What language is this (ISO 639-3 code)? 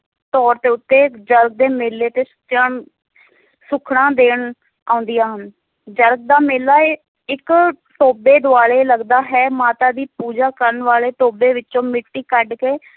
pan